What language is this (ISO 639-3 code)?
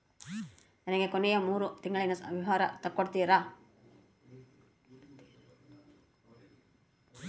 kan